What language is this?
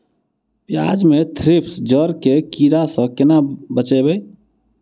Maithili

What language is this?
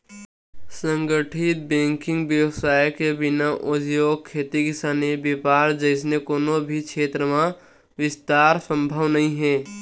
Chhattisgarhi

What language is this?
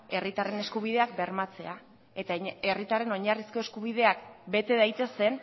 Basque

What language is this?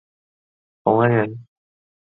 Chinese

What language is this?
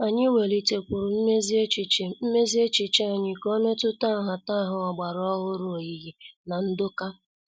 Igbo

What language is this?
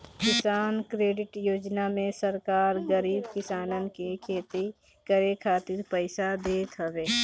Bhojpuri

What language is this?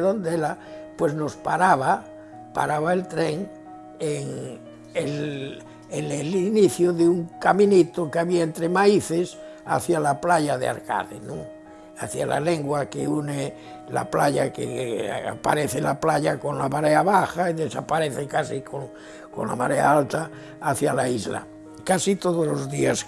Spanish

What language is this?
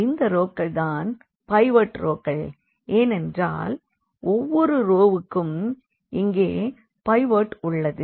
Tamil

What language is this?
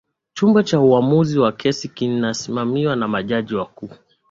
Swahili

